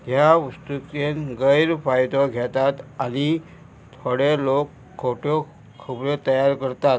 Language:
Konkani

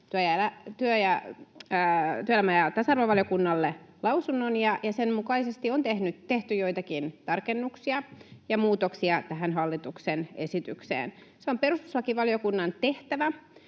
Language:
Finnish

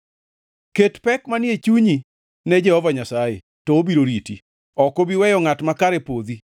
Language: Luo (Kenya and Tanzania)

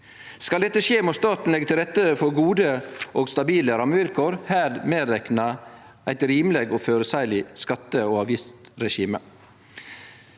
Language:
Norwegian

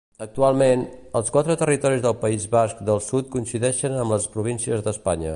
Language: Catalan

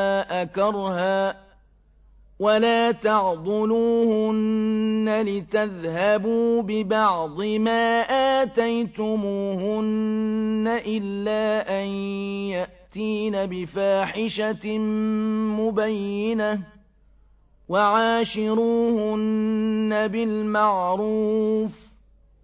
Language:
Arabic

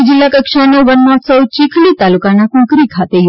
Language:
Gujarati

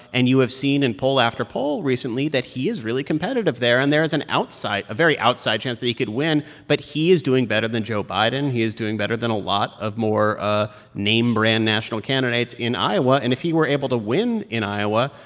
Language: English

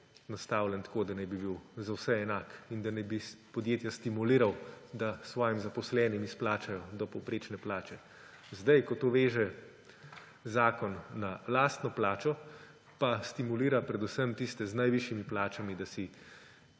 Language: Slovenian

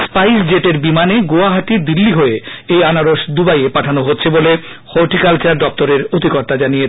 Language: Bangla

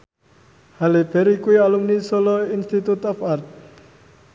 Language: Javanese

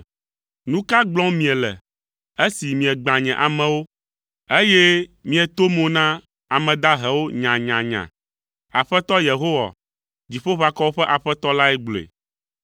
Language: Ewe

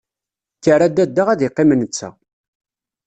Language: Kabyle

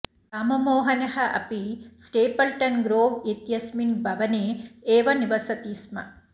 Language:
Sanskrit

